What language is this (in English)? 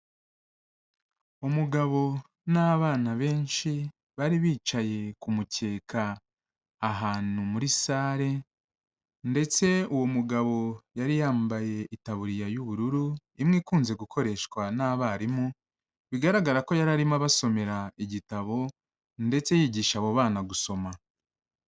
Kinyarwanda